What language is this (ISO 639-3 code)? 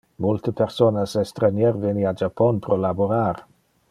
ina